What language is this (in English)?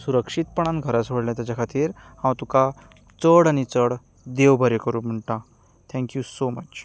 Konkani